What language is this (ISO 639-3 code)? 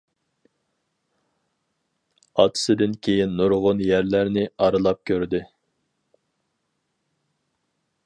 uig